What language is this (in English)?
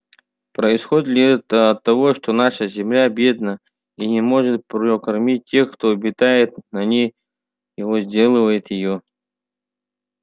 Russian